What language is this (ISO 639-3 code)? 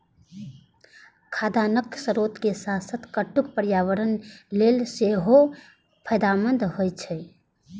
mai